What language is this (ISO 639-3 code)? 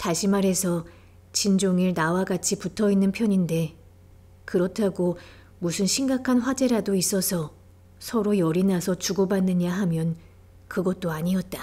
kor